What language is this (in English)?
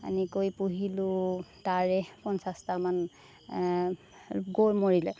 Assamese